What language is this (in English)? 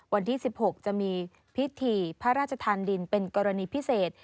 Thai